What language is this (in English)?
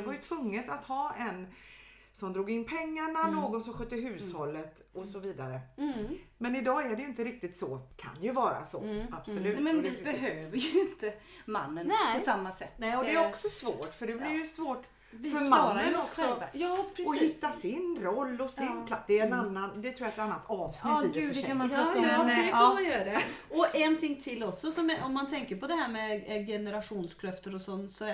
Swedish